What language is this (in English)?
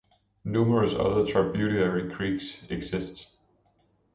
English